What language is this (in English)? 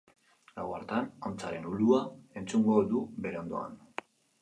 Basque